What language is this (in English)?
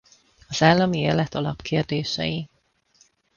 Hungarian